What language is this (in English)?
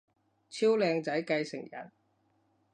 Cantonese